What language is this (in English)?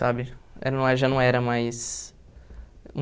Portuguese